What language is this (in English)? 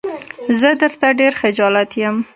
Pashto